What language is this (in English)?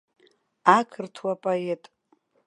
Abkhazian